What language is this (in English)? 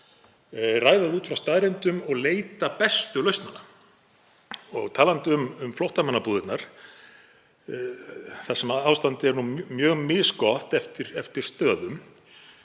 Icelandic